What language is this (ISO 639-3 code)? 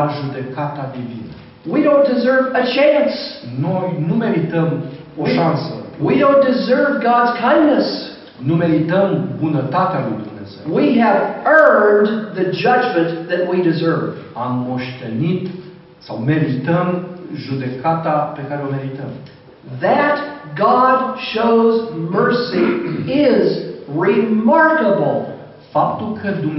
ron